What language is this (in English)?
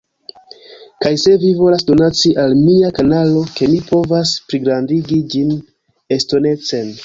Esperanto